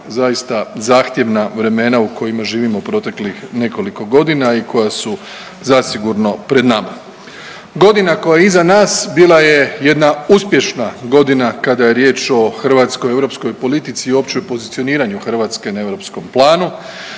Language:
Croatian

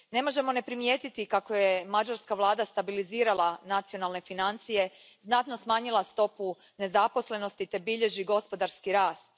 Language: Croatian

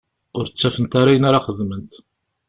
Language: Kabyle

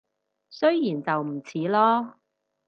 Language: Cantonese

